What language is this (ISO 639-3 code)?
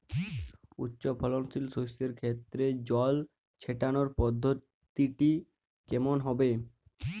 ben